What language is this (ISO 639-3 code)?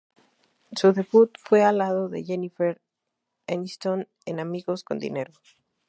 spa